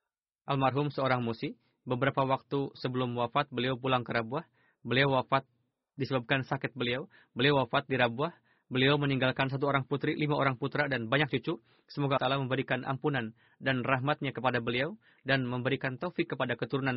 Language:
Indonesian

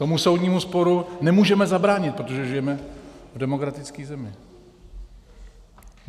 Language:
Czech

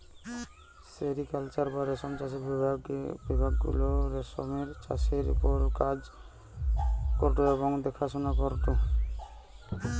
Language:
Bangla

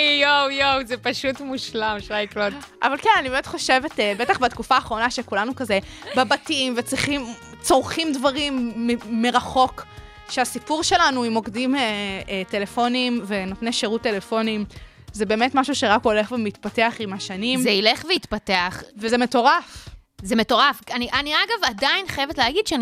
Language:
Hebrew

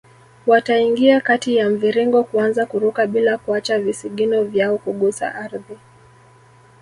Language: Swahili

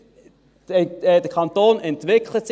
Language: Swiss German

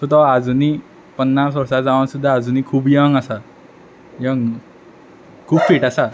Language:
Konkani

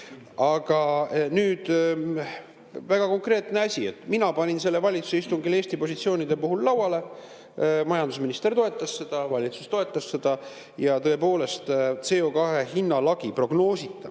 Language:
Estonian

